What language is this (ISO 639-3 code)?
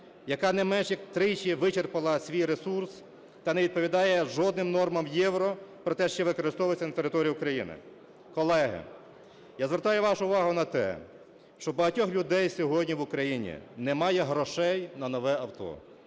ukr